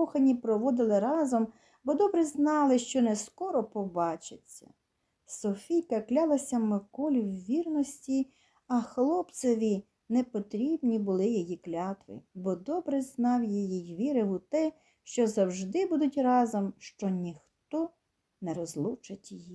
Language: Ukrainian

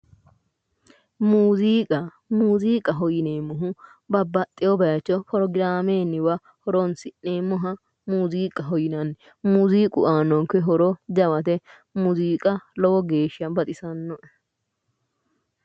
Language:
Sidamo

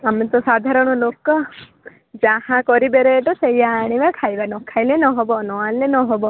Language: Odia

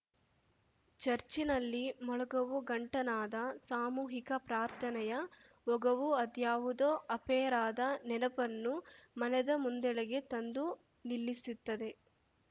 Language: Kannada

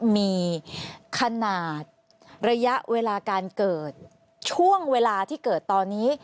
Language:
Thai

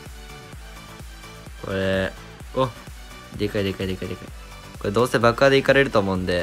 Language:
Japanese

